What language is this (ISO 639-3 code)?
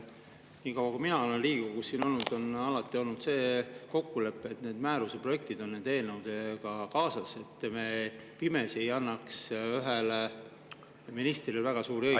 est